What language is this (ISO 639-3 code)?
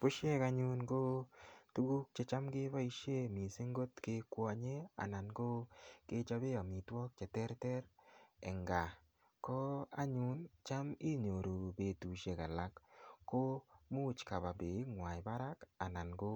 kln